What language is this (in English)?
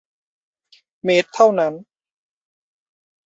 Thai